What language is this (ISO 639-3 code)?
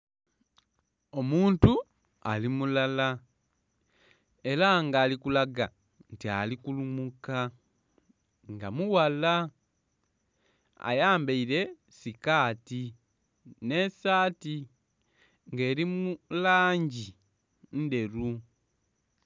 xog